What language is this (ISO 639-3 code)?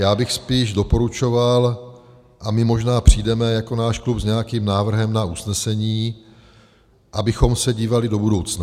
ces